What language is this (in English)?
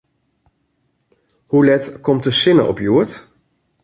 Western Frisian